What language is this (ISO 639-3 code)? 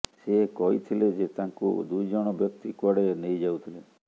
ori